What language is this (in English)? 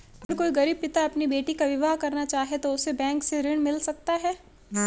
Hindi